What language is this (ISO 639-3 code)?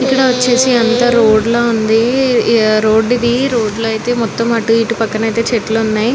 tel